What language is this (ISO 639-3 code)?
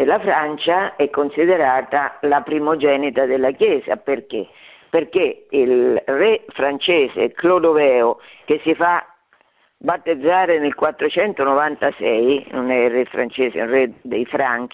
ita